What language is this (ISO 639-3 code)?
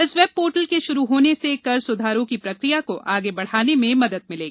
hin